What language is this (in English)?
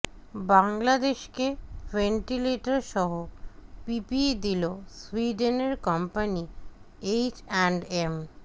Bangla